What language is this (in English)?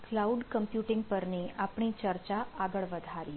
Gujarati